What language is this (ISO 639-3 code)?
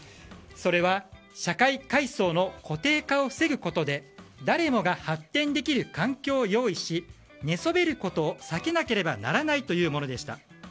jpn